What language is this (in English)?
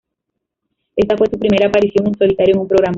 Spanish